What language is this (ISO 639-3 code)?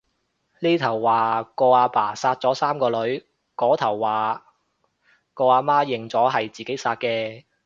yue